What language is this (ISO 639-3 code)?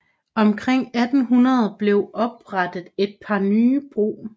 dan